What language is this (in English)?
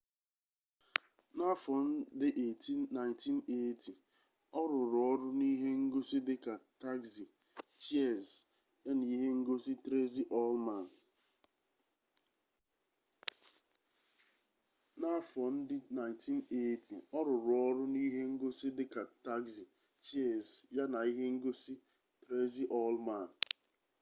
Igbo